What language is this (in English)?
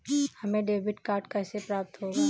Hindi